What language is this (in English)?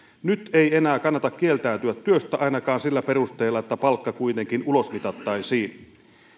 Finnish